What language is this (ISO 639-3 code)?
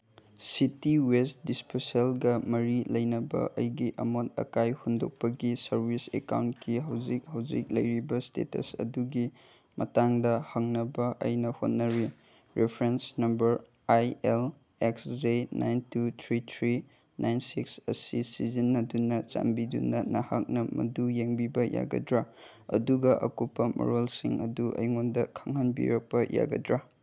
mni